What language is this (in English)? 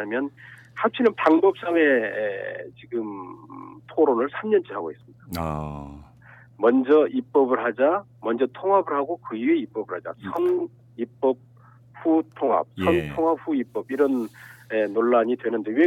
Korean